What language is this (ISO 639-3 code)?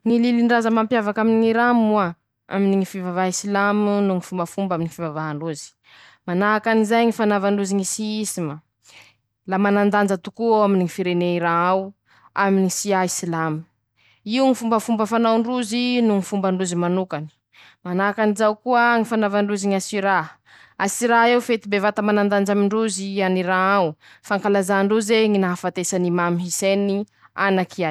msh